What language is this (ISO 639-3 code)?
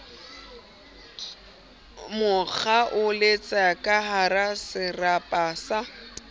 sot